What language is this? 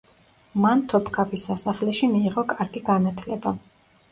Georgian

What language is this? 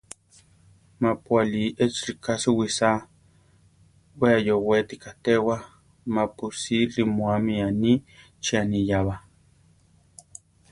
Central Tarahumara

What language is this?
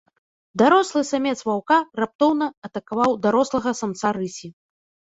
Belarusian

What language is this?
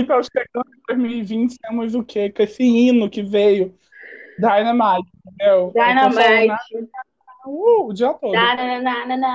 Portuguese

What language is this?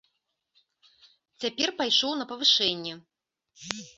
Belarusian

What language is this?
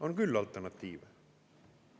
Estonian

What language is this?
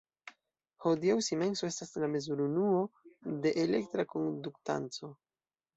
Esperanto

